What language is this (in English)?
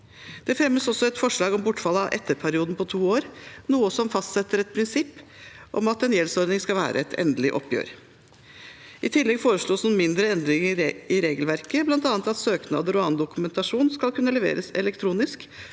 Norwegian